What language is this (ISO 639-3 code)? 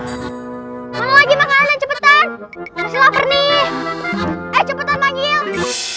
ind